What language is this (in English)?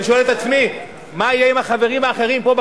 Hebrew